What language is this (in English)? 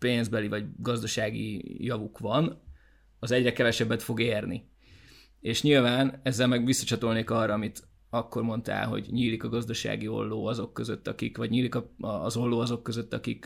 Hungarian